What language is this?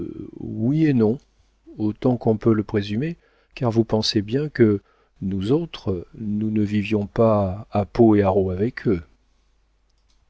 French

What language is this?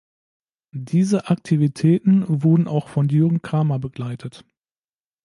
German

